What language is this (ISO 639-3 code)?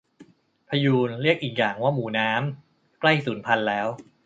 tha